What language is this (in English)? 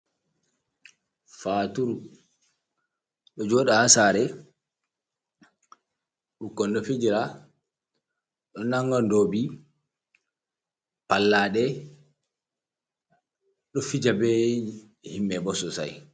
Fula